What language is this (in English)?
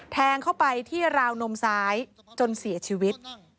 Thai